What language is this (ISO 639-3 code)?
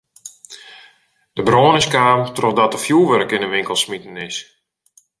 fry